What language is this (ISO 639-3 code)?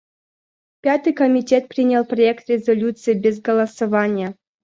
rus